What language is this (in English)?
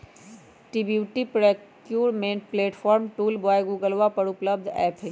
Magahi